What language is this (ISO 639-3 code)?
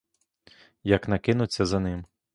ukr